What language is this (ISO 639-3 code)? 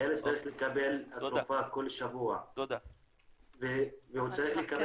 heb